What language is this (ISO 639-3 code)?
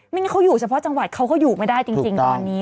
tha